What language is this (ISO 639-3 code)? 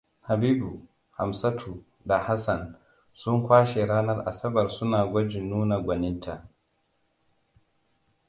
hau